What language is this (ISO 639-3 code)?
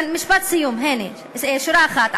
heb